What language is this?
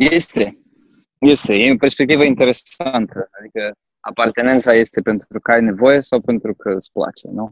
Romanian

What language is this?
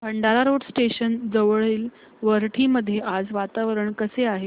Marathi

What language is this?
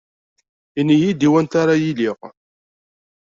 Kabyle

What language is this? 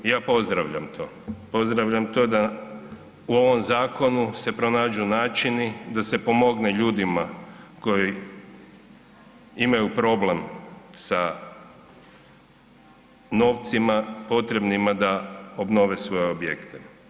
Croatian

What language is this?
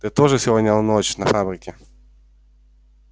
Russian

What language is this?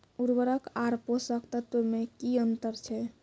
Maithili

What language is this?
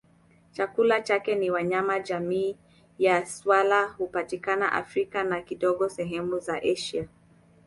Swahili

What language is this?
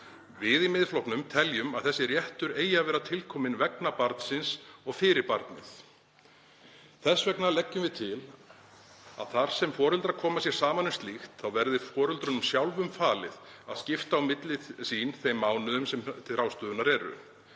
Icelandic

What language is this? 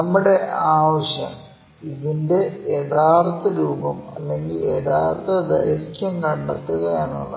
Malayalam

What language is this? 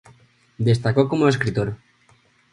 Spanish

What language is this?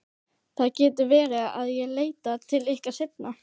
Icelandic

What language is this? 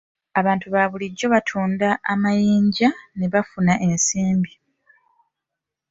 Ganda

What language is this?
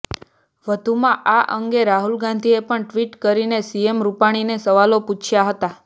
Gujarati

